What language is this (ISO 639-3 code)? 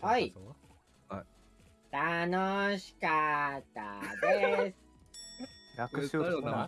jpn